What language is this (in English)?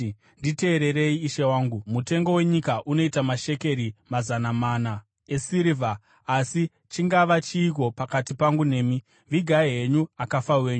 Shona